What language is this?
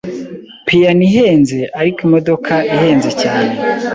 Kinyarwanda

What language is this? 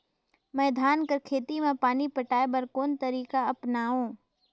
Chhattisgarhi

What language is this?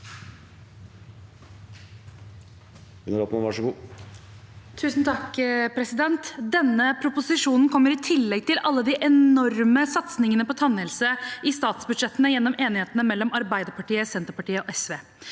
Norwegian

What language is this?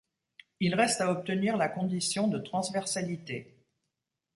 French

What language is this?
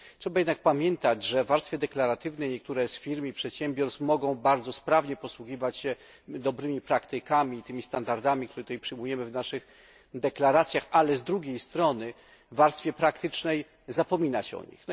Polish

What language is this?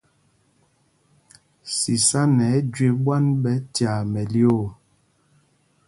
Mpumpong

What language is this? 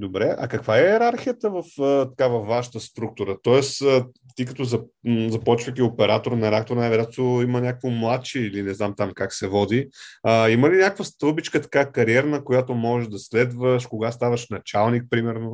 Bulgarian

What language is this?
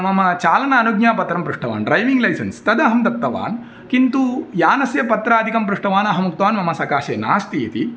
Sanskrit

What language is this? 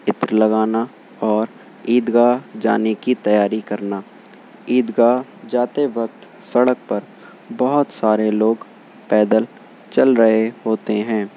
Urdu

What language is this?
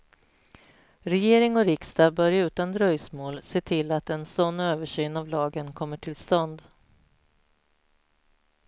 Swedish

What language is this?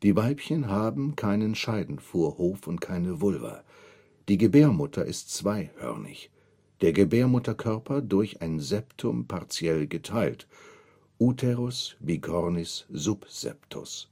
German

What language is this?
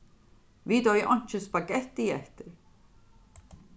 Faroese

